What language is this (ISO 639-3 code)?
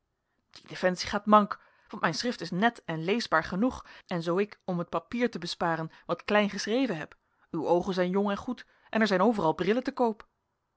nld